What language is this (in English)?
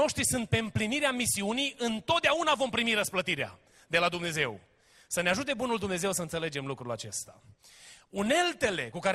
Romanian